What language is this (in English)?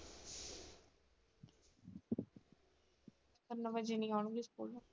Punjabi